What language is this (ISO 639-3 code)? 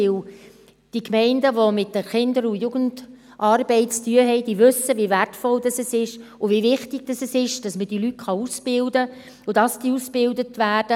gsw